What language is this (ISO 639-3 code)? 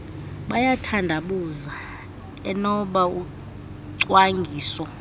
xho